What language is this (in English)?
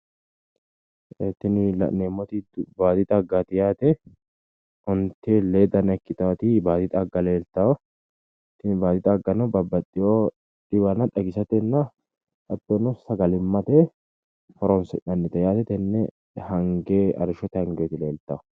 Sidamo